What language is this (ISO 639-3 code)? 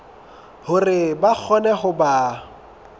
sot